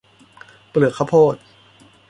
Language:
Thai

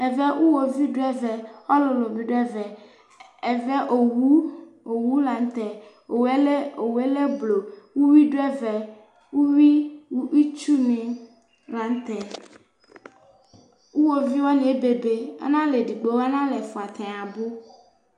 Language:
Ikposo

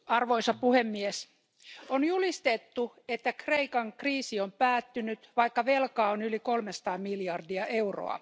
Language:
Finnish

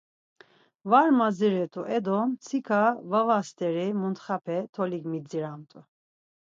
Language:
Laz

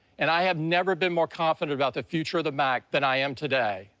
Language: English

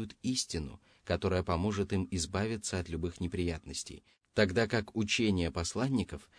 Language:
Russian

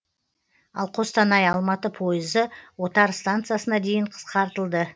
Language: Kazakh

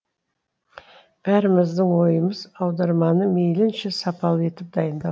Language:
Kazakh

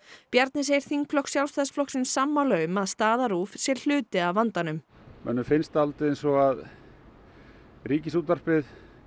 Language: Icelandic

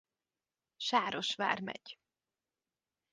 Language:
Hungarian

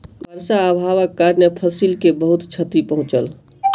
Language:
Maithili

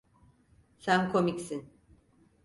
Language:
Turkish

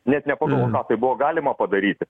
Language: Lithuanian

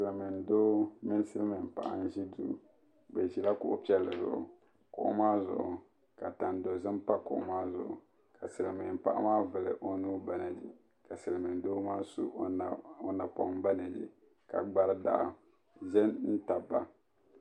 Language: Dagbani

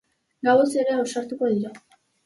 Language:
Basque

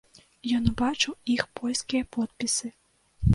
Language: Belarusian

